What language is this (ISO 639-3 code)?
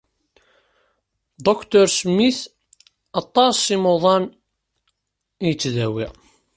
kab